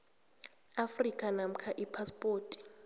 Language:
South Ndebele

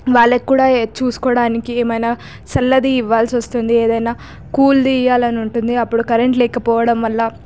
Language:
Telugu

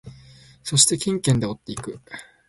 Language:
Japanese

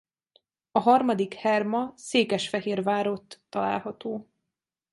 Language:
Hungarian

